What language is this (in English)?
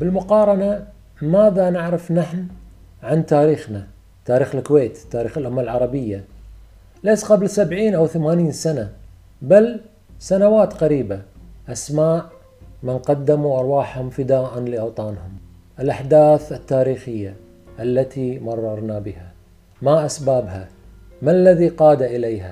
Arabic